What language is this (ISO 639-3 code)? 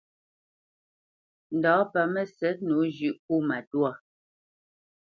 bce